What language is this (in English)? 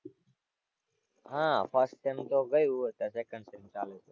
Gujarati